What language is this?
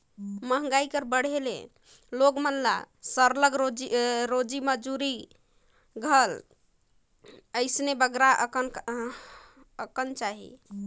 Chhattisgarhi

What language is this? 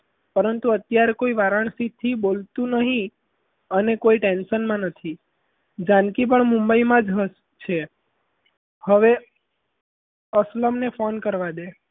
Gujarati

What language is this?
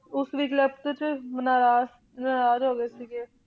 Punjabi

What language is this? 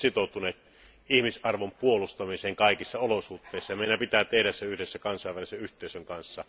Finnish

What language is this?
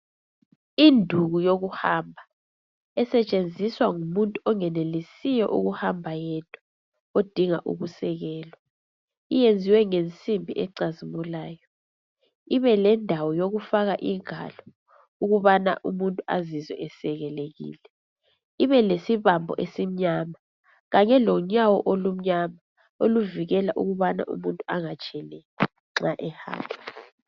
North Ndebele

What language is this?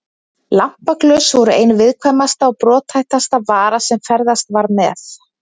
Icelandic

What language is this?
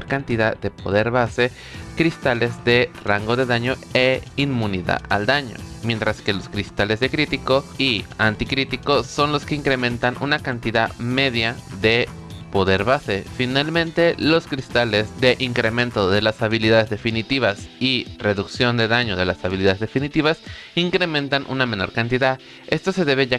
Spanish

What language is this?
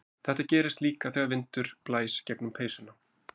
Icelandic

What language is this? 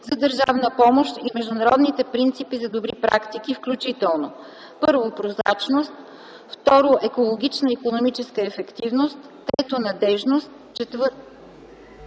Bulgarian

